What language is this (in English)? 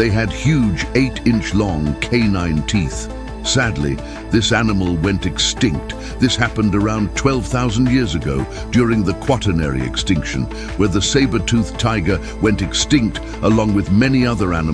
English